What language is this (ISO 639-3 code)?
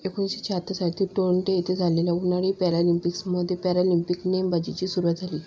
mar